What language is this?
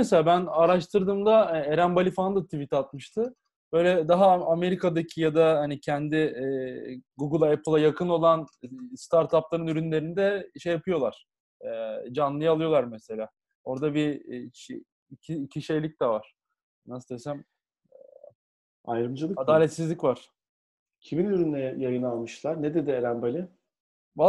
Turkish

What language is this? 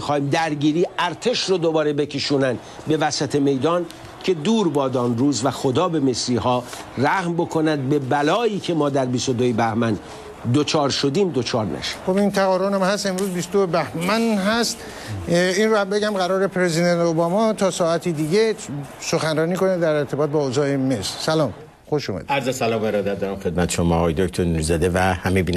Persian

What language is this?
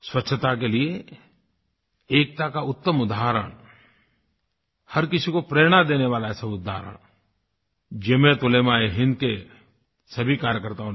Hindi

